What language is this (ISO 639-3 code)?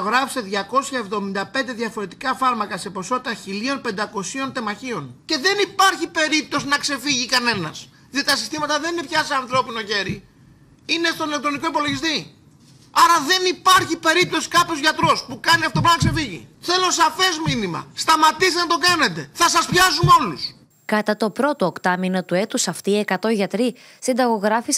ell